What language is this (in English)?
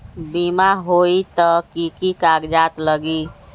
Magahi